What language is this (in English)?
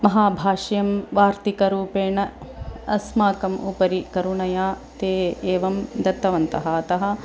Sanskrit